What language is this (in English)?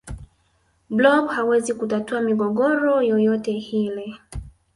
Swahili